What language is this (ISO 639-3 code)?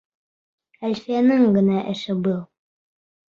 bak